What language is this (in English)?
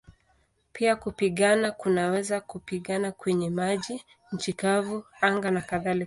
Swahili